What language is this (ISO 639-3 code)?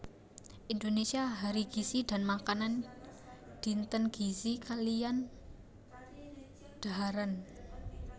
jav